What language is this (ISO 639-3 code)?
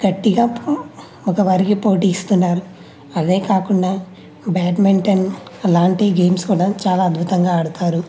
tel